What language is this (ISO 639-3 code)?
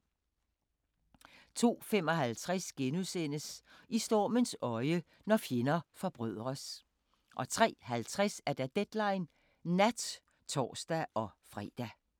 dan